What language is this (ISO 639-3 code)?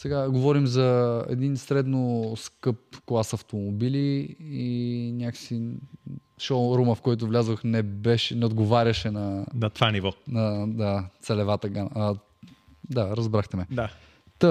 bul